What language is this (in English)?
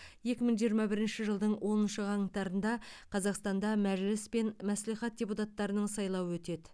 Kazakh